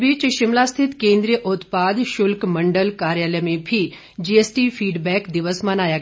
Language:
Hindi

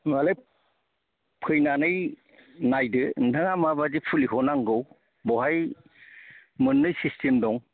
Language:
Bodo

